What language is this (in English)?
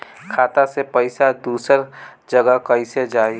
Bhojpuri